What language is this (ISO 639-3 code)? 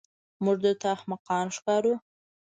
pus